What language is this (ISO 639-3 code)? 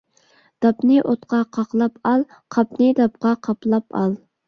uig